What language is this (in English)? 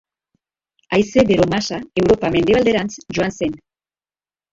Basque